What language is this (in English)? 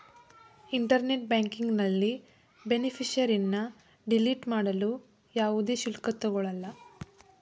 Kannada